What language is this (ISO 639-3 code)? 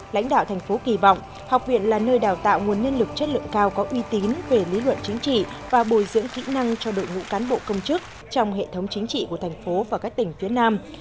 vie